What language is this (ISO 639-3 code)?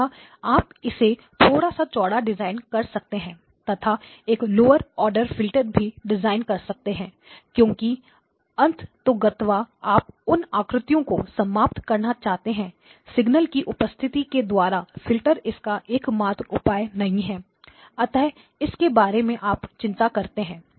hin